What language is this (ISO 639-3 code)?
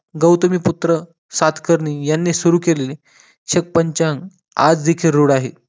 mar